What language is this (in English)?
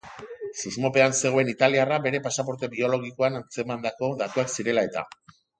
Basque